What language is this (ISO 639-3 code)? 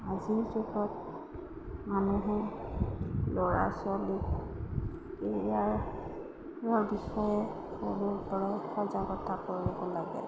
asm